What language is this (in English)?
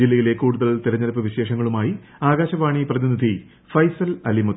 Malayalam